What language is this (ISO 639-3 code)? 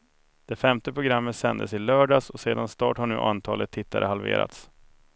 swe